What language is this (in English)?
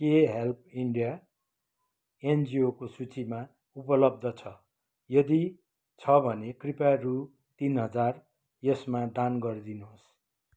Nepali